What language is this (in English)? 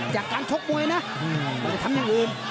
Thai